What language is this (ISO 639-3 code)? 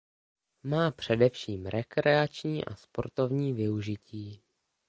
ces